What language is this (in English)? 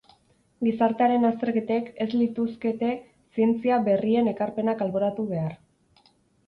Basque